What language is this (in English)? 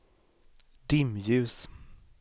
Swedish